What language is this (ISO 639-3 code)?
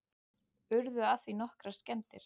isl